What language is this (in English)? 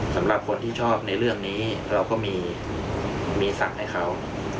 Thai